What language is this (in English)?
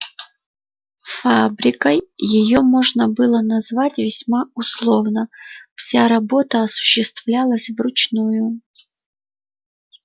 Russian